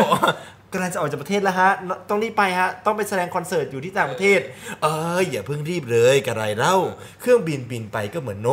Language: Thai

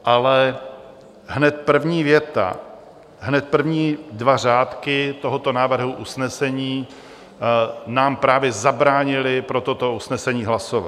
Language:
Czech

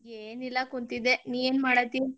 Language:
Kannada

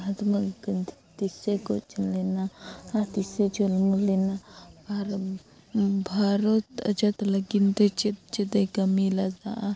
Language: Santali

